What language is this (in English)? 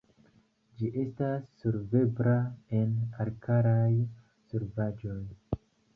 Esperanto